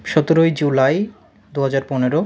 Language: Bangla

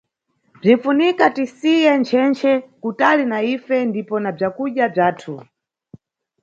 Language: Nyungwe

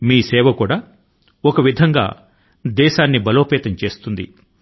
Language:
Telugu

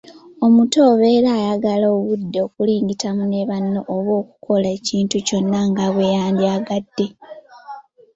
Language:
Ganda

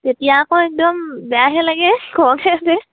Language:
Assamese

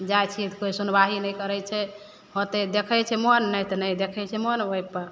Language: Maithili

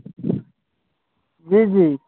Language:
Maithili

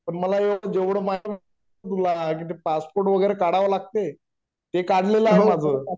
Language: Marathi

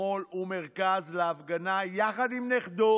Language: Hebrew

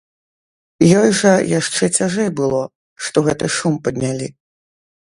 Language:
Belarusian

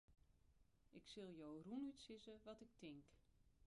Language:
Western Frisian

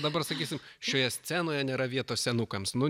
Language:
Lithuanian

